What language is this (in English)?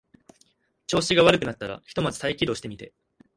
Japanese